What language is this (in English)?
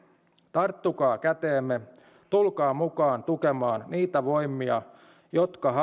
Finnish